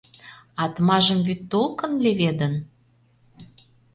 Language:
Mari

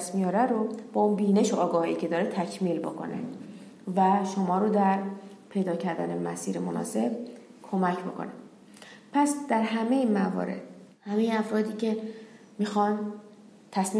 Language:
Persian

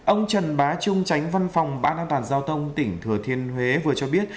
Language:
Vietnamese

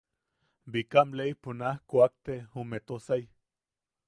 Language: Yaqui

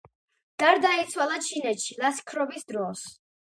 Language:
Georgian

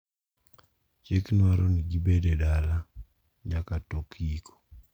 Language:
Luo (Kenya and Tanzania)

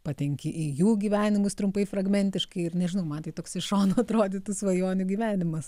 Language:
Lithuanian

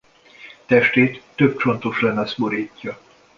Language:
Hungarian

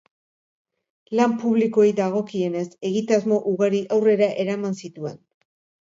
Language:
Basque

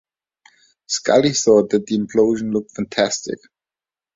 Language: English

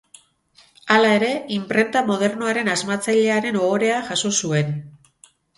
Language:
Basque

